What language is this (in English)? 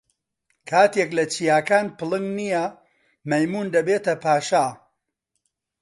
Central Kurdish